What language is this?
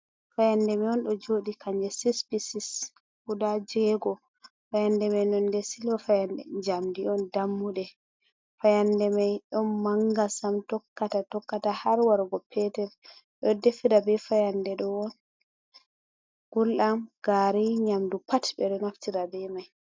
Fula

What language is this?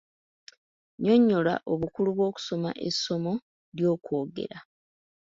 Ganda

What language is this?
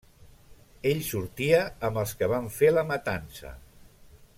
Catalan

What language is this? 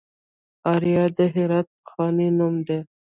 Pashto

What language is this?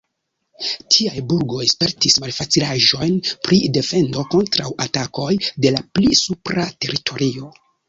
Esperanto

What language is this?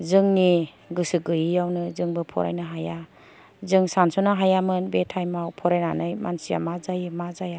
Bodo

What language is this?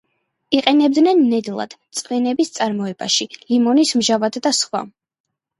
Georgian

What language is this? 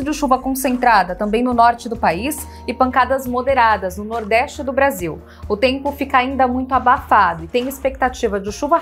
Portuguese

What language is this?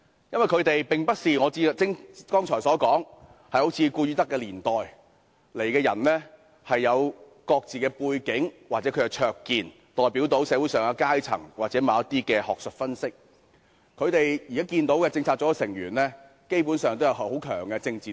Cantonese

